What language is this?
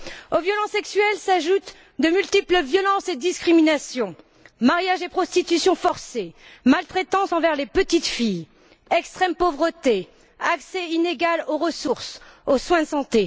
French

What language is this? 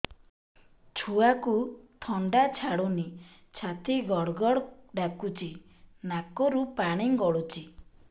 Odia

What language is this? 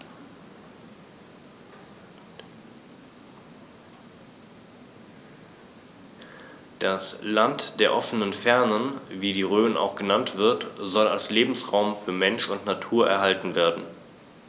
German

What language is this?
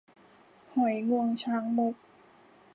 Thai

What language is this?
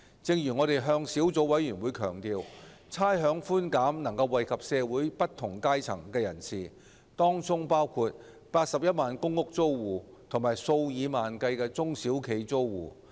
Cantonese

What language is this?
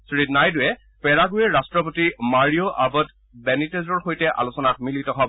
Assamese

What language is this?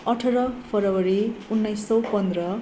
Nepali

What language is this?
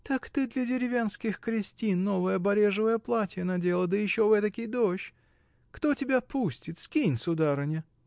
Russian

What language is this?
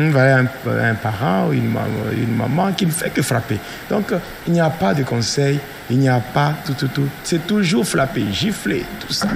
French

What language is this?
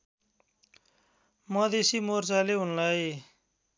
Nepali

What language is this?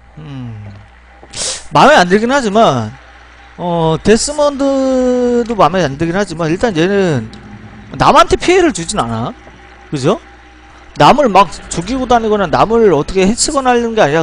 Korean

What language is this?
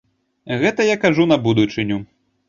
Belarusian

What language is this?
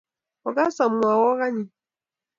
Kalenjin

